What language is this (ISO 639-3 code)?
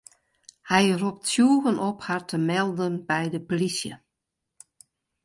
fry